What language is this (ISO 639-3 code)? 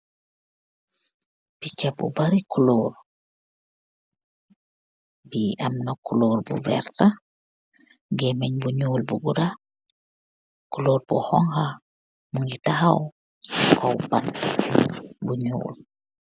wol